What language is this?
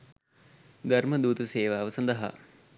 Sinhala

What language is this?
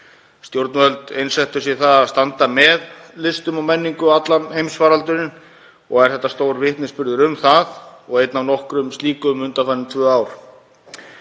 Icelandic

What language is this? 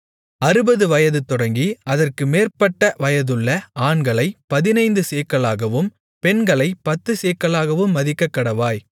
Tamil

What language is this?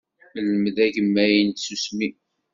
Kabyle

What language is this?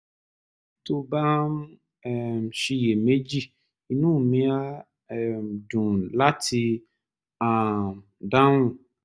Yoruba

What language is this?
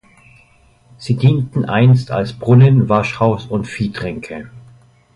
German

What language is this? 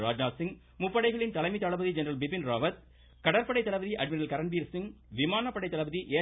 Tamil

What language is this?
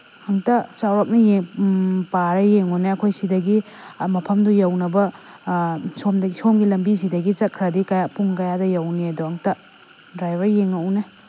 Manipuri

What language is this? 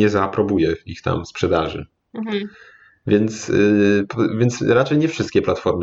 Polish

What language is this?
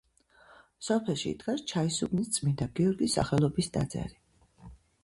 Georgian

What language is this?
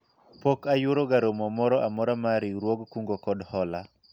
Luo (Kenya and Tanzania)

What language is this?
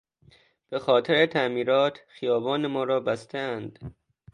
Persian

